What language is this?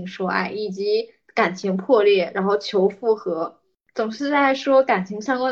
Chinese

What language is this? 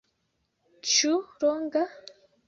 Esperanto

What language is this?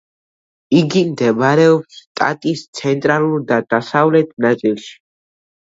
Georgian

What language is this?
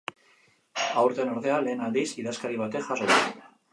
Basque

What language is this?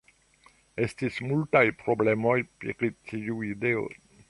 Esperanto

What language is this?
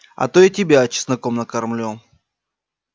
Russian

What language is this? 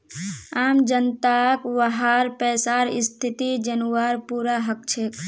Magahi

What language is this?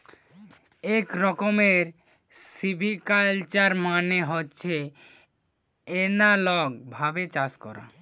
Bangla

